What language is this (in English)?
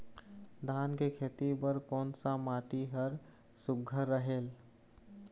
Chhattisgarhi